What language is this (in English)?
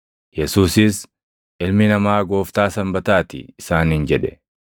Oromo